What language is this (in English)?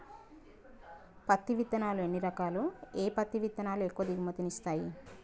Telugu